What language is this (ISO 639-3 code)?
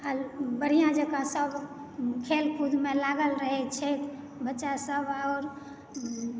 mai